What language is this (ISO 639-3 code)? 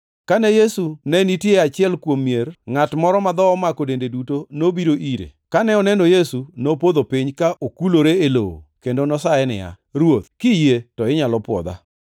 luo